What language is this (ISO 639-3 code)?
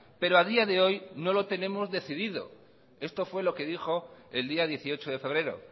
spa